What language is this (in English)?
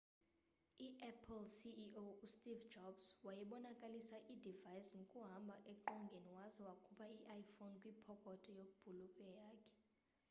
Xhosa